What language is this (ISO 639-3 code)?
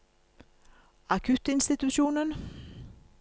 nor